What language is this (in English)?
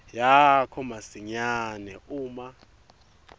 Swati